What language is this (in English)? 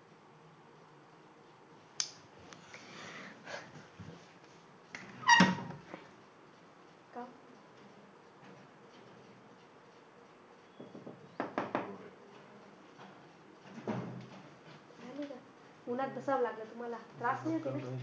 Marathi